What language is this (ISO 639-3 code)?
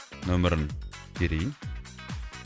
kaz